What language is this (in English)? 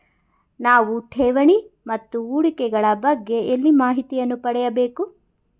Kannada